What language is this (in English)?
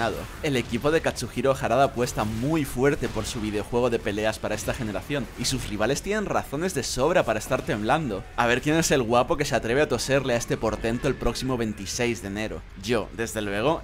Spanish